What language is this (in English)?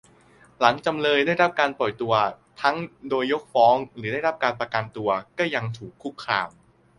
Thai